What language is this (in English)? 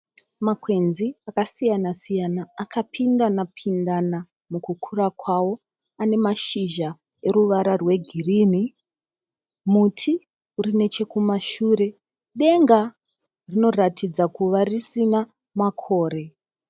Shona